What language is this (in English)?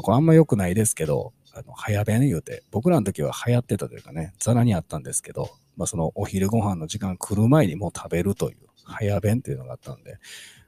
Japanese